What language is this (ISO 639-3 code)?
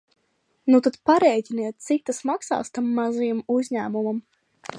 lav